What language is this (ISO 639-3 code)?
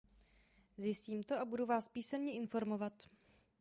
ces